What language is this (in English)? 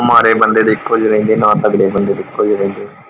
Punjabi